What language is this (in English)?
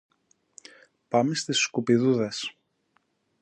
Greek